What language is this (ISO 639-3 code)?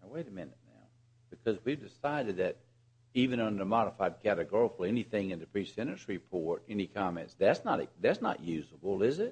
eng